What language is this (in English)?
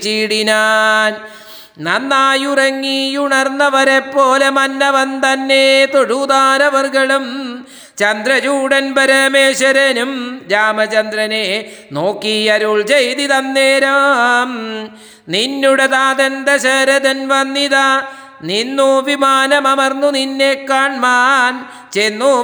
Malayalam